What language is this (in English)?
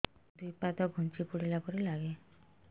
Odia